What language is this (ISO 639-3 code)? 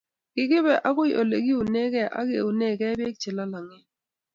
kln